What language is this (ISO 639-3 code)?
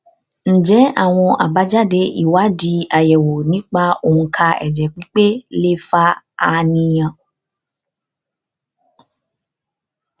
yor